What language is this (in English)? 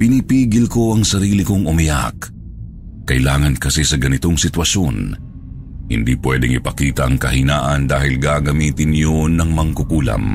Filipino